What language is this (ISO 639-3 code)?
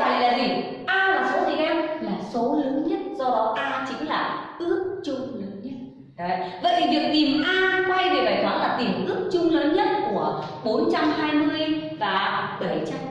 vie